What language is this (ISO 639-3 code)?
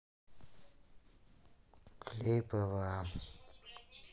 rus